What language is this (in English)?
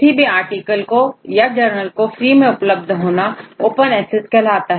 Hindi